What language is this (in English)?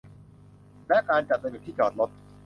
Thai